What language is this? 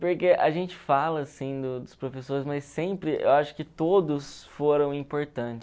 Portuguese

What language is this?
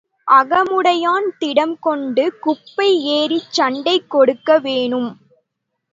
Tamil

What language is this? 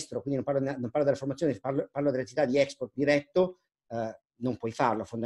Italian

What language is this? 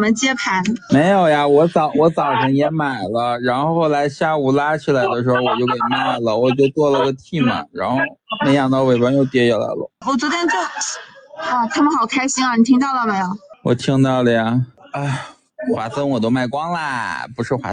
Chinese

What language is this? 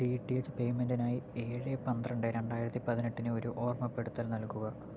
Malayalam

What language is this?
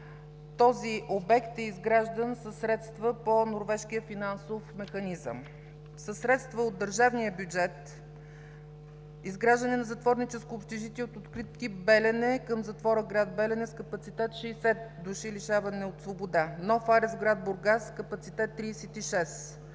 Bulgarian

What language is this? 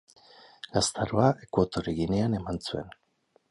Basque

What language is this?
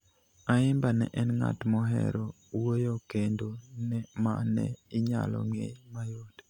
Luo (Kenya and Tanzania)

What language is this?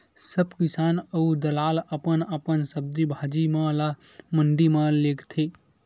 Chhattisgarhi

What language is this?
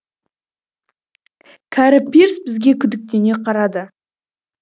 Kazakh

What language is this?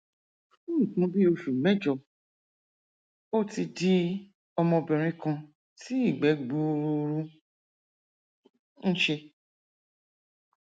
Yoruba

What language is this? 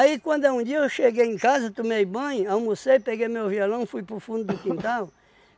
Portuguese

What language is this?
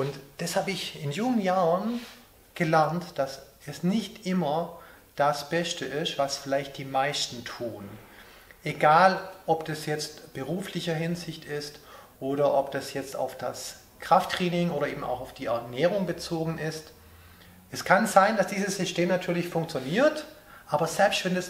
German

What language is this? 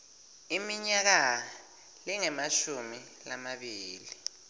Swati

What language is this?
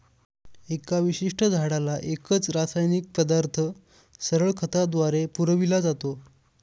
Marathi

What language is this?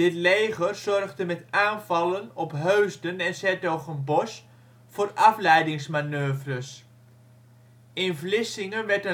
Dutch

